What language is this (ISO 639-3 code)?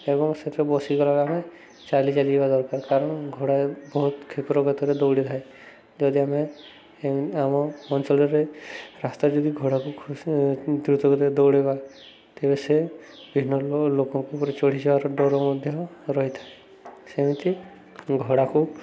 ori